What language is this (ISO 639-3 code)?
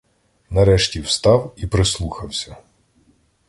ukr